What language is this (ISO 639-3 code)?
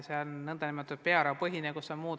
est